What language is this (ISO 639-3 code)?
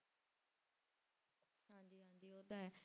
pan